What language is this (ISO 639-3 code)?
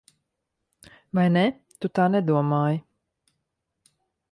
lav